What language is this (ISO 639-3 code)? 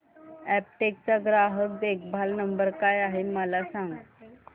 mar